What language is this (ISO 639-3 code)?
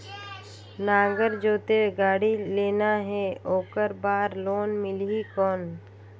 hne